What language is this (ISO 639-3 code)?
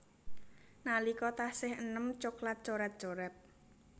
jav